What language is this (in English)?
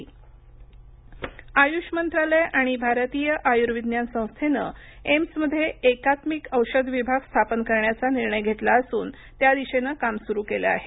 Marathi